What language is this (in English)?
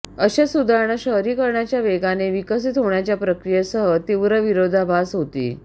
Marathi